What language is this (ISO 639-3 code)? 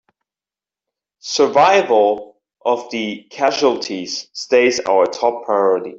eng